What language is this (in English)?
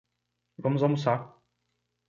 Portuguese